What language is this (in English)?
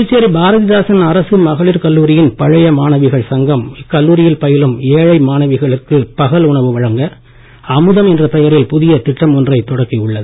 Tamil